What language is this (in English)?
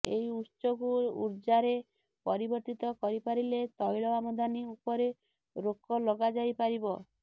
Odia